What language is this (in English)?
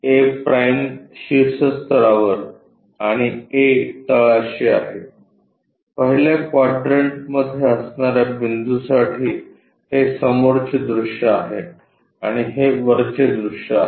Marathi